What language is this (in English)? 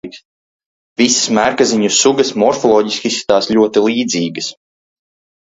Latvian